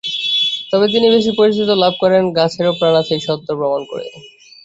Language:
Bangla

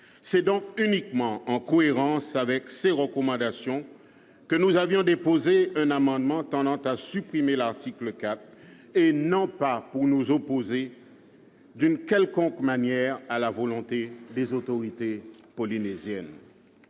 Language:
French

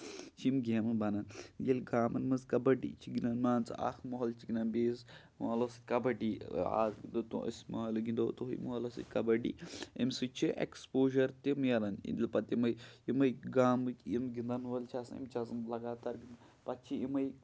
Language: Kashmiri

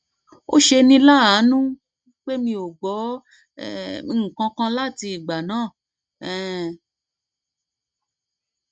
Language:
Yoruba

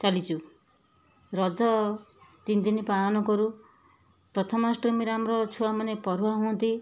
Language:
Odia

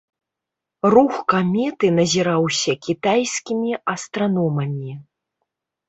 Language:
Belarusian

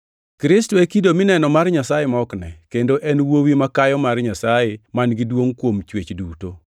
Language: Luo (Kenya and Tanzania)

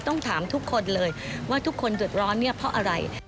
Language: Thai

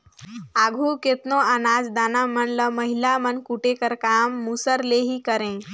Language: Chhattisgarhi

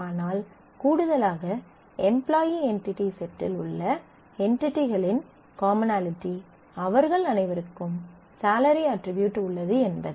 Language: Tamil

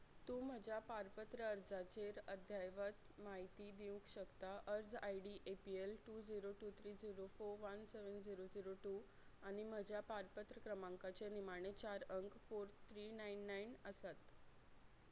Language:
Konkani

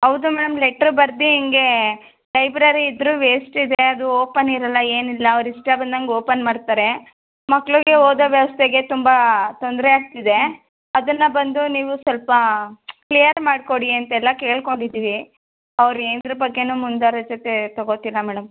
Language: Kannada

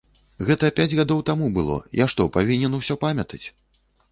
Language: Belarusian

